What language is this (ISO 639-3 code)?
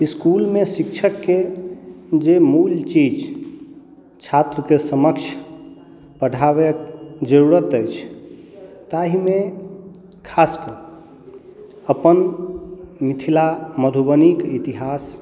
mai